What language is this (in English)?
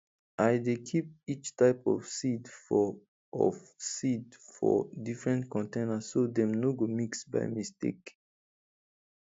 Nigerian Pidgin